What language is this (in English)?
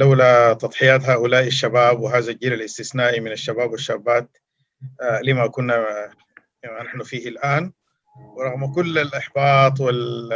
Arabic